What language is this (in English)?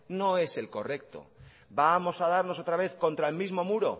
Spanish